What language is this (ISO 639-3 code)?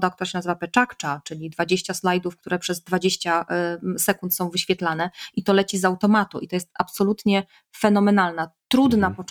pol